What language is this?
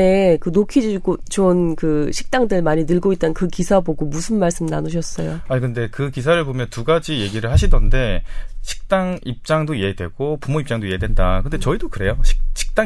Korean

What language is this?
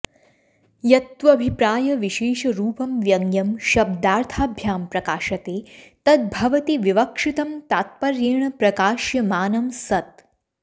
Sanskrit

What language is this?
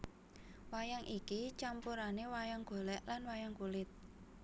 Javanese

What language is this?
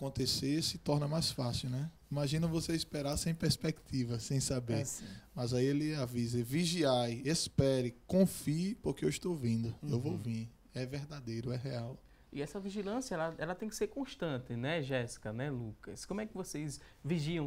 Portuguese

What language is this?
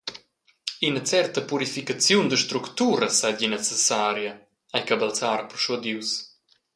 Romansh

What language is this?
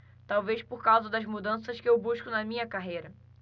Portuguese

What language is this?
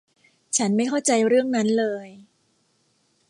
Thai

